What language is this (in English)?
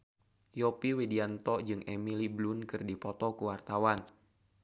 Sundanese